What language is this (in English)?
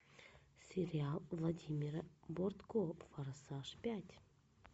Russian